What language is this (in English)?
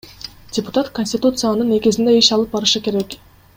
Kyrgyz